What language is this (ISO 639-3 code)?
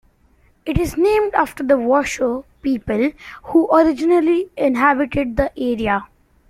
eng